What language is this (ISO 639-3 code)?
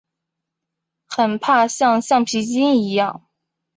zho